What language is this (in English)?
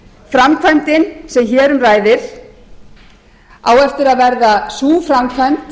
Icelandic